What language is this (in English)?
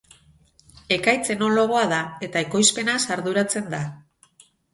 Basque